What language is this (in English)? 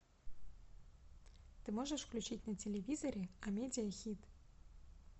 Russian